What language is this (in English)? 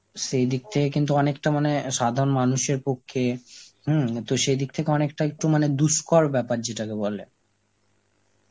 Bangla